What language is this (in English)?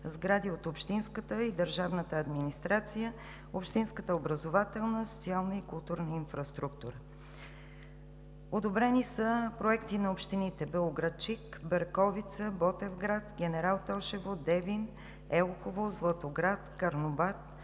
Bulgarian